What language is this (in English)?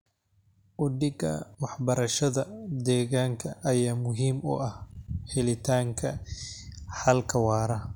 Somali